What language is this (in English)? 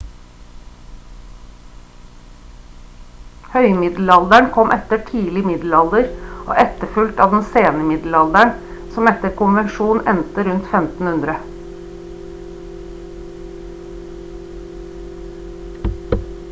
Norwegian Bokmål